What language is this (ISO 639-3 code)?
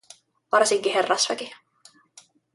fin